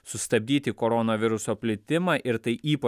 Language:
Lithuanian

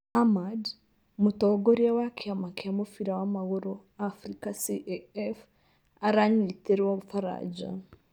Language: Kikuyu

